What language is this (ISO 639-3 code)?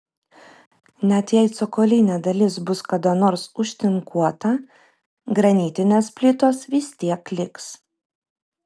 lit